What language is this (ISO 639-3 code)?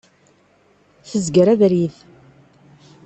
kab